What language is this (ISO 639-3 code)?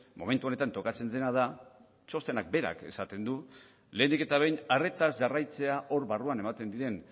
eus